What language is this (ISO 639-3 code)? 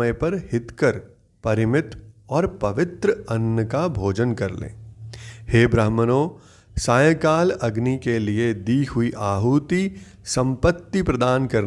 hin